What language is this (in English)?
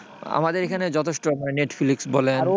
Bangla